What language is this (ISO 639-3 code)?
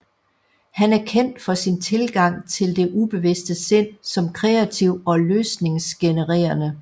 dan